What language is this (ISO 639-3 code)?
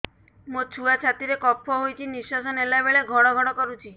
ori